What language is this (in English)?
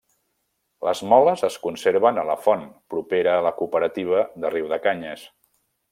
Catalan